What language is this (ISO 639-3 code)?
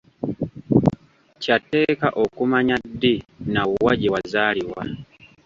lug